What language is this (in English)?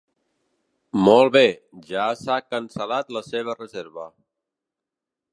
Catalan